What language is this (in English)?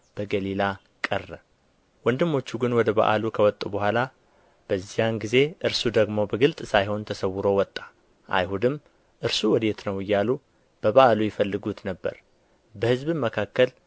Amharic